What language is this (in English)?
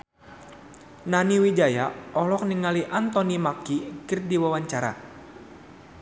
Sundanese